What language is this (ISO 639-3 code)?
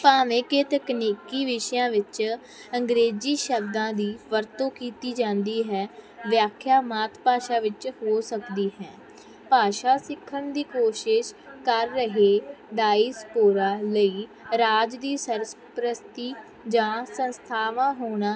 pan